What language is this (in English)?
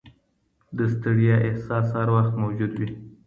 Pashto